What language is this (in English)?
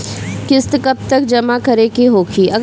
Bhojpuri